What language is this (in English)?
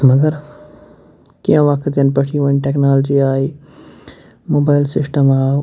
Kashmiri